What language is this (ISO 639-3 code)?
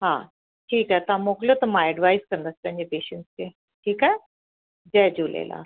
snd